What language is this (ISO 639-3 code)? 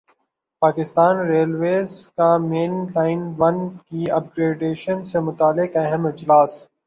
urd